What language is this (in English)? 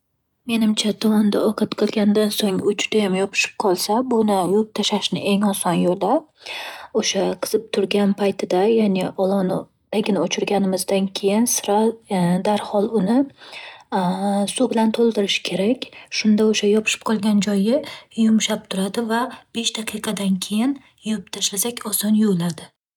Uzbek